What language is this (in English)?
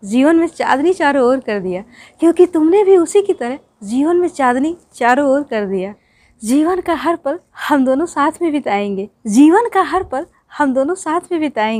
Hindi